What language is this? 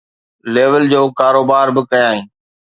Sindhi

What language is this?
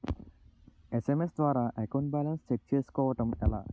Telugu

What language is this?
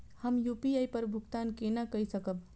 Maithili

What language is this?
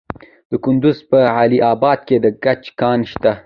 Pashto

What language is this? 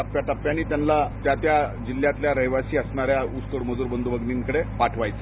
Marathi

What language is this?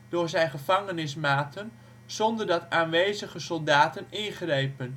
Dutch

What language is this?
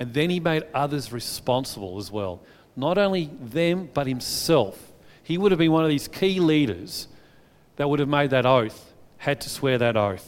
English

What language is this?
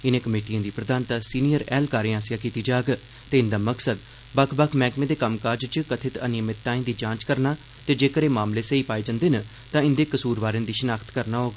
Dogri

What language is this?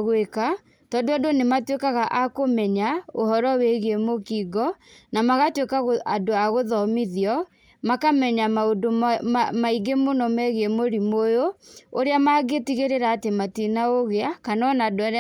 Kikuyu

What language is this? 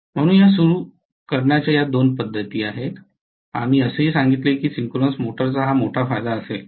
Marathi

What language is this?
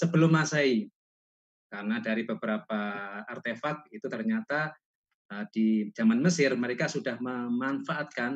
Indonesian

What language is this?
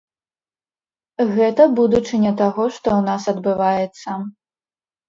Belarusian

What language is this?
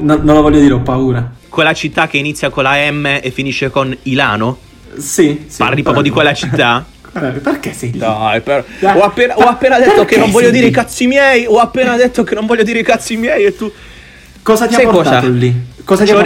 Italian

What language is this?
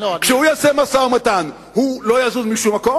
Hebrew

